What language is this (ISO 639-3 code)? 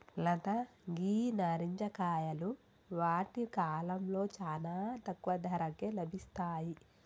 tel